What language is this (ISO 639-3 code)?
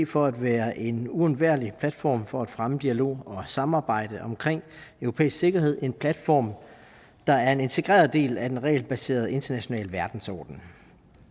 dan